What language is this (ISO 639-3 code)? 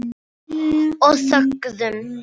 isl